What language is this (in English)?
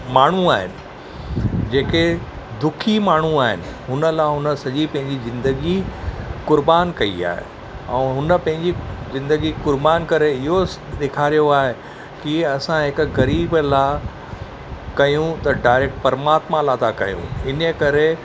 Sindhi